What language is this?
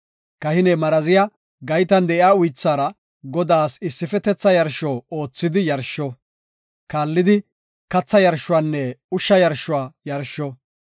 Gofa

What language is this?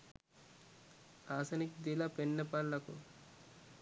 Sinhala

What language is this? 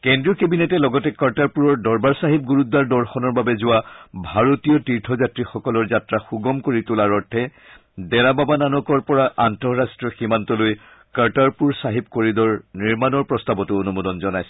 Assamese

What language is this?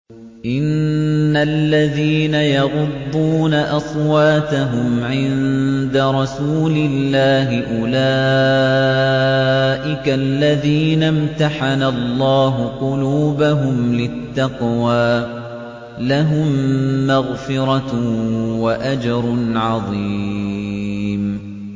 Arabic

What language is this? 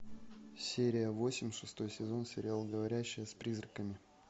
Russian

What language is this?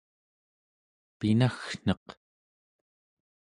Central Yupik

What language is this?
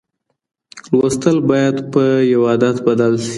Pashto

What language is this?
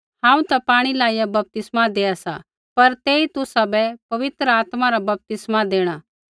Kullu Pahari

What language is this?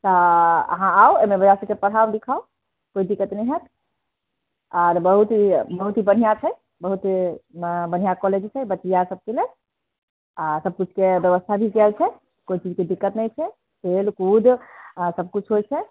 Maithili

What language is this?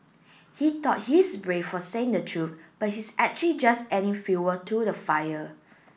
English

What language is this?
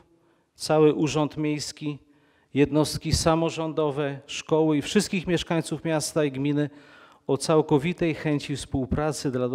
Polish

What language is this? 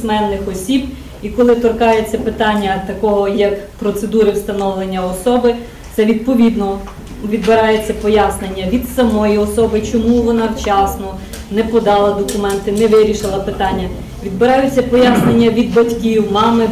Ukrainian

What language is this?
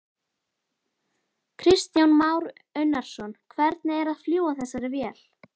Icelandic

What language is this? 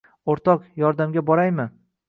Uzbek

